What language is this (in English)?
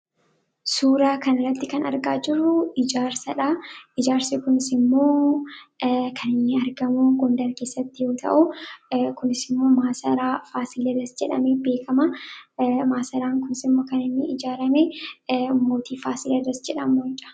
Oromo